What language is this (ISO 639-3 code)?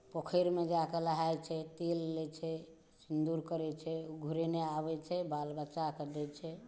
mai